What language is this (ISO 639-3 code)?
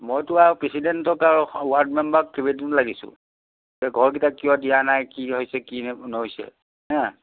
asm